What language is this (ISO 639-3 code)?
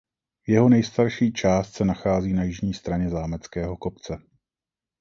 ces